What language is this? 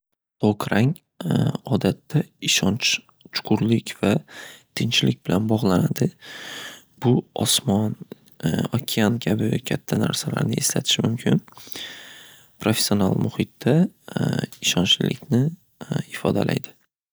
Uzbek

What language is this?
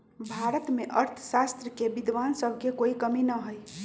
Magahi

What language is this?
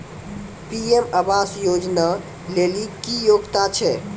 Maithili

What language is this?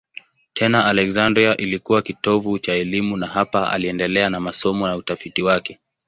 Swahili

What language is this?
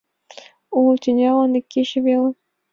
Mari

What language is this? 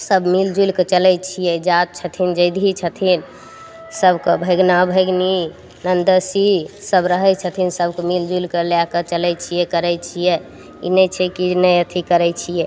Maithili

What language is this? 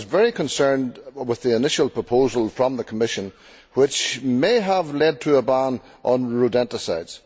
English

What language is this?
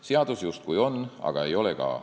Estonian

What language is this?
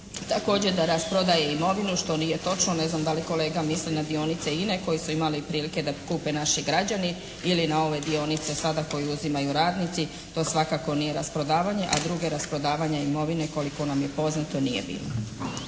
Croatian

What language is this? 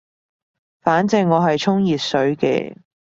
Cantonese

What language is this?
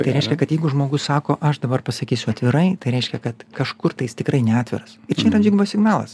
Lithuanian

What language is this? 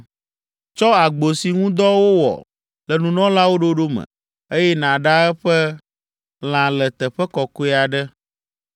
Ewe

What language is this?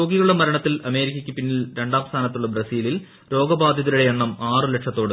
Malayalam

